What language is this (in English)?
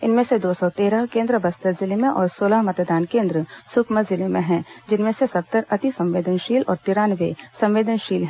Hindi